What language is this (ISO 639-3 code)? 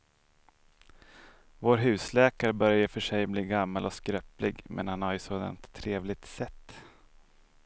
swe